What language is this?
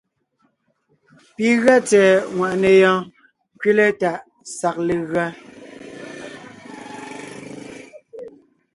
Ngiemboon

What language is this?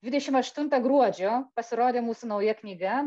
Lithuanian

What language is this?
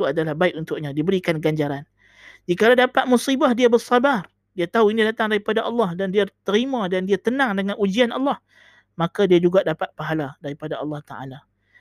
Malay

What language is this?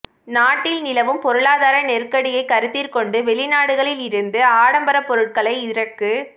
Tamil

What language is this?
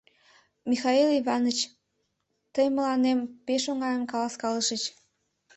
Mari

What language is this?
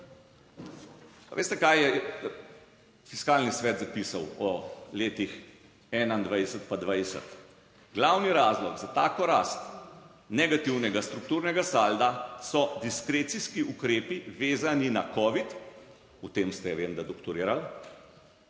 Slovenian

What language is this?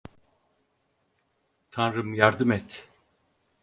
Turkish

